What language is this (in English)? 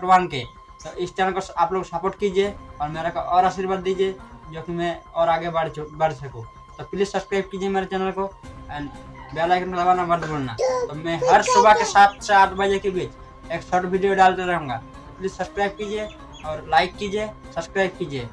Hindi